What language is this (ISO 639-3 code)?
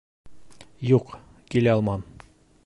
bak